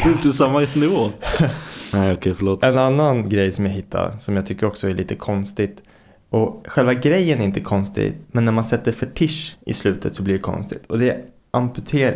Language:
Swedish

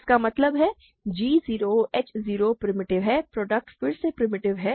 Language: Hindi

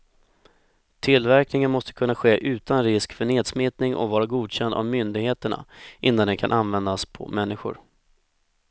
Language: Swedish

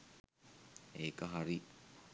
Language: Sinhala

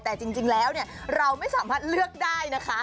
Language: Thai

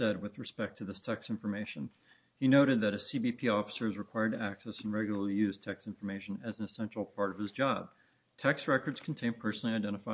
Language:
English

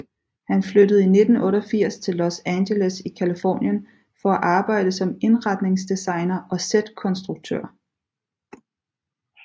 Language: Danish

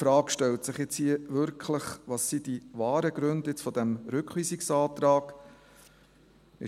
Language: Swiss German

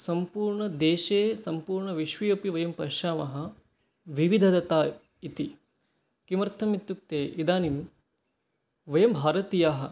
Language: Sanskrit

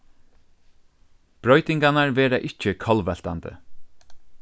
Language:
Faroese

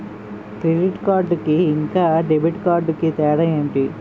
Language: Telugu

